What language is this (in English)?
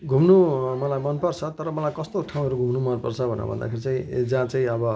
Nepali